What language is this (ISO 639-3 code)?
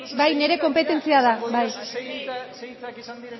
eus